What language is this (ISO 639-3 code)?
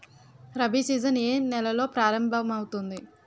tel